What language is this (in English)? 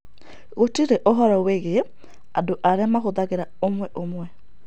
Kikuyu